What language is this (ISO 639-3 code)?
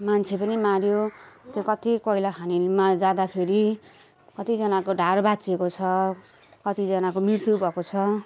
nep